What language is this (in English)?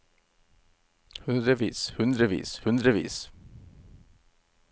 Norwegian